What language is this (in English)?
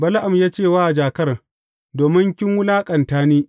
Hausa